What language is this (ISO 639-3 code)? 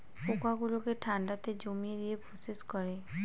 ben